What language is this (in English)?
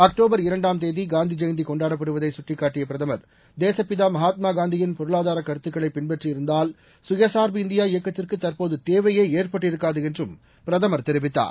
Tamil